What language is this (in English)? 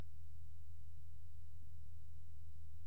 Telugu